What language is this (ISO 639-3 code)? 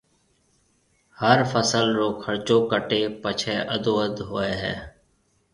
mve